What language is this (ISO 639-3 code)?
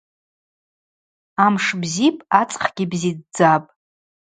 abq